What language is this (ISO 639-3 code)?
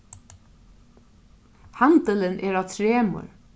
fao